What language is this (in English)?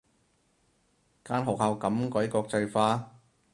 Cantonese